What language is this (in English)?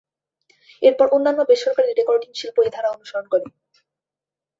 Bangla